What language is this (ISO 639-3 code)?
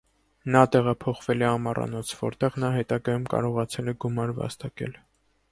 hye